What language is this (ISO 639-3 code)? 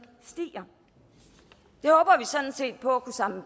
dan